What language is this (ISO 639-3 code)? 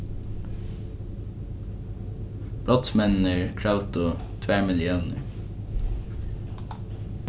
fao